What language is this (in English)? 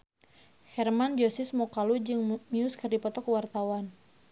Sundanese